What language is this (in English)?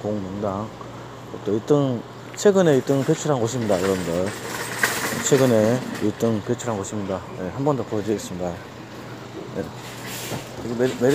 Korean